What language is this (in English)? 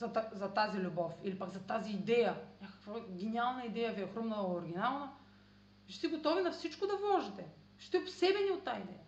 Bulgarian